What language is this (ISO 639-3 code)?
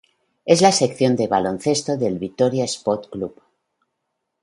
spa